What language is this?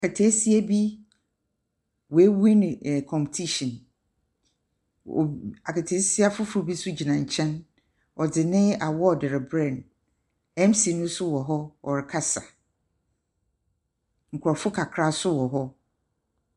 Akan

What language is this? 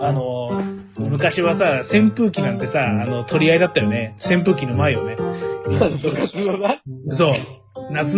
Japanese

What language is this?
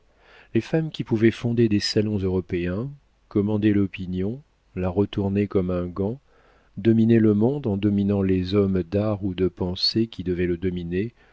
French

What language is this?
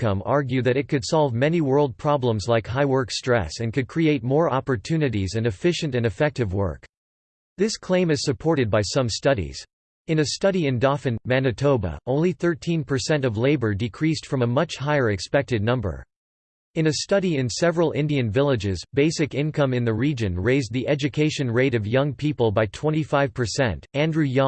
English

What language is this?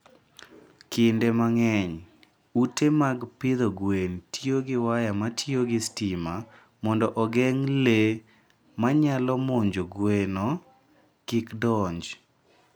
Luo (Kenya and Tanzania)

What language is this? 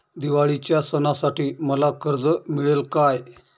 Marathi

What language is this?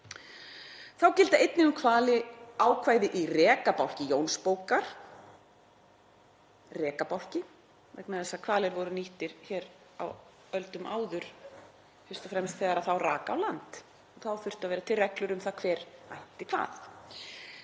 Icelandic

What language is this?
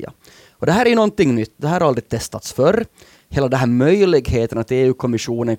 Swedish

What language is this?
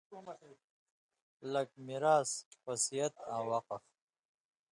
Indus Kohistani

